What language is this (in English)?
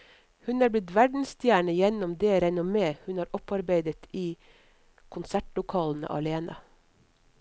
Norwegian